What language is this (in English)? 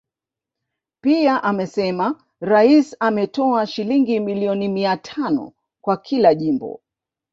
Swahili